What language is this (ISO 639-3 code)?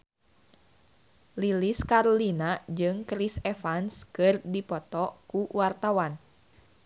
sun